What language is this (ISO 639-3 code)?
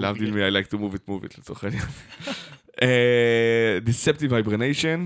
heb